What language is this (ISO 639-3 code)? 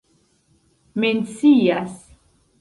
epo